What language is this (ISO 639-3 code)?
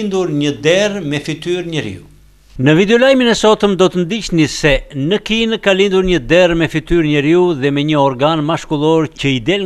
ron